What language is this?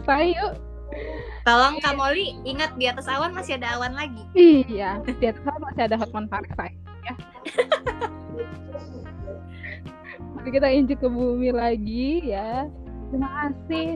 Indonesian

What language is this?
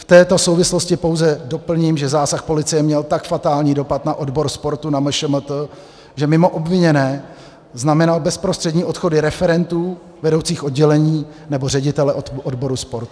Czech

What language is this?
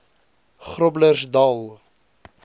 Afrikaans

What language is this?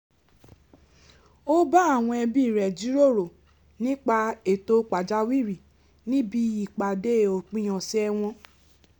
Yoruba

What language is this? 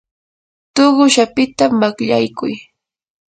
Yanahuanca Pasco Quechua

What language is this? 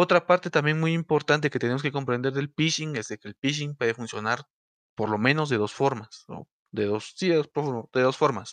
Spanish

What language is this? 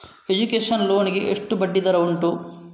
Kannada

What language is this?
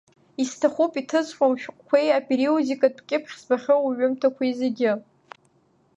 Abkhazian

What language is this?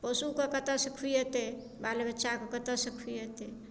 Maithili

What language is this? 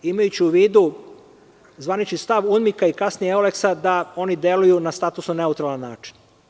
Serbian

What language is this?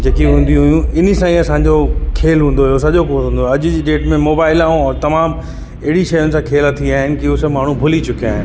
Sindhi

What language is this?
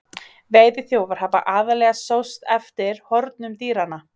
Icelandic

